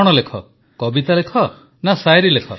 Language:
Odia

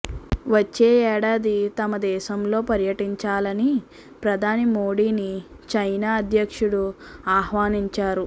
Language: Telugu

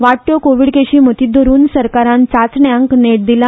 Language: Konkani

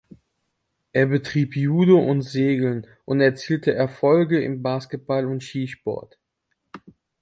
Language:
German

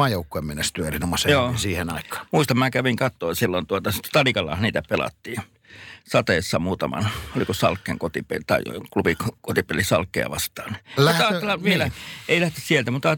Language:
Finnish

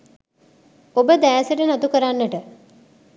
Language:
Sinhala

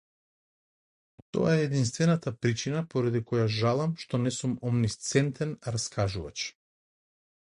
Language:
Macedonian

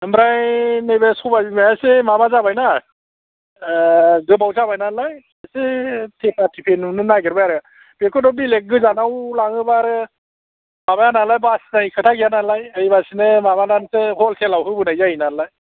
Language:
Bodo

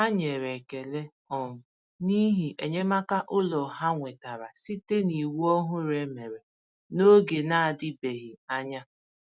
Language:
Igbo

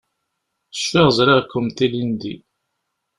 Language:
Kabyle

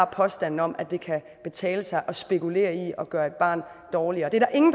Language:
Danish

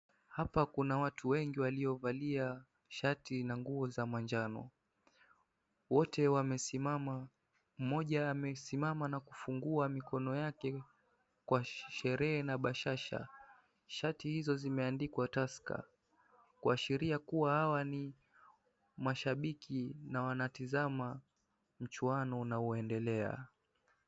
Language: Swahili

